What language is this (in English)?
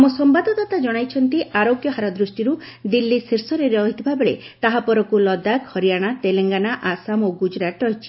Odia